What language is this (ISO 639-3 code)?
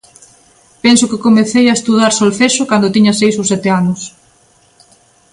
glg